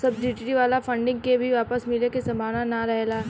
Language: Bhojpuri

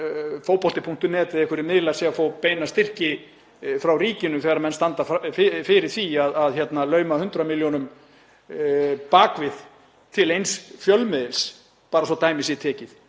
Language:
Icelandic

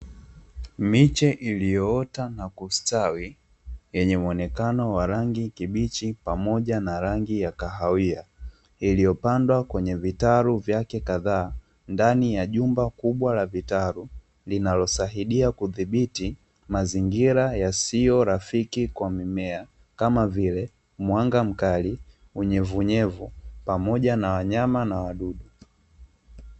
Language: Swahili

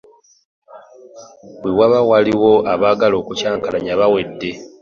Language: Ganda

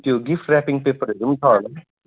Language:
Nepali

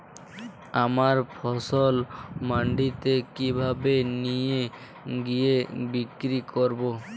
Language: Bangla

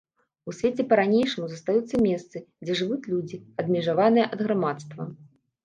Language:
Belarusian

